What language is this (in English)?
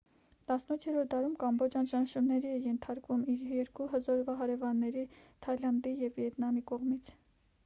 Armenian